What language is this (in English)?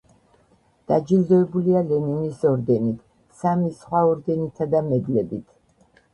Georgian